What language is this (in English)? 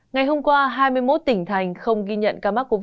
Vietnamese